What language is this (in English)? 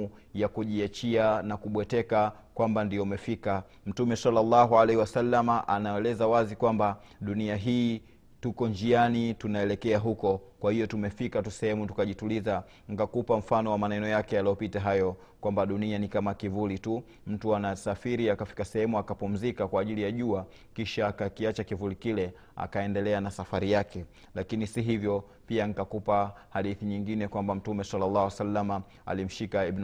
Swahili